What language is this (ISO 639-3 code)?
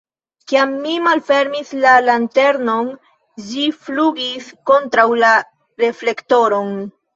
epo